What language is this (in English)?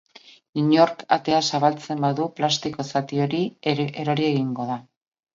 Basque